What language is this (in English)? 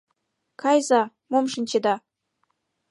Mari